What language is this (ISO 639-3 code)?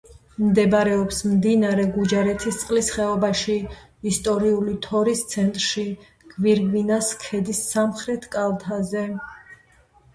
kat